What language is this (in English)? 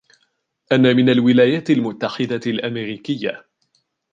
Arabic